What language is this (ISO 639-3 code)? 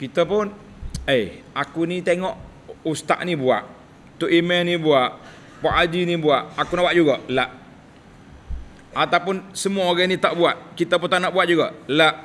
msa